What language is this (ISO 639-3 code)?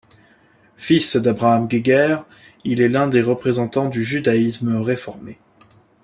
fra